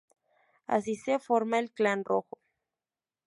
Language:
Spanish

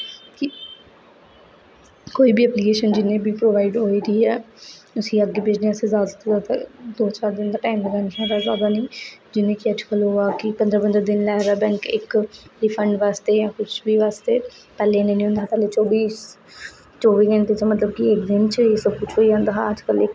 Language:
Dogri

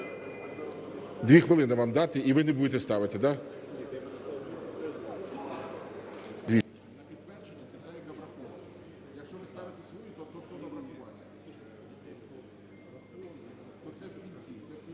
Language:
Ukrainian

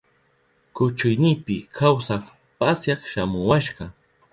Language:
Southern Pastaza Quechua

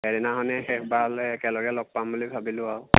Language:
Assamese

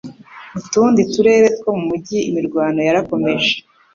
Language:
Kinyarwanda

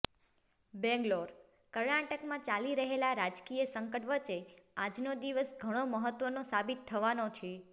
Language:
Gujarati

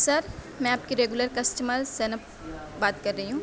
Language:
Urdu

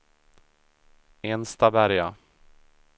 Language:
Swedish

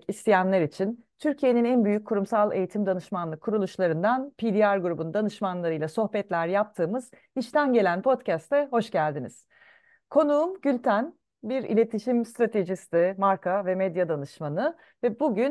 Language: Turkish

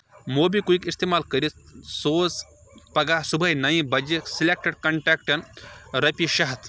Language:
Kashmiri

